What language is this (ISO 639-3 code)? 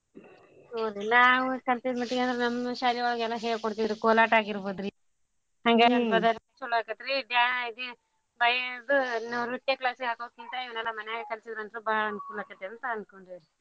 kan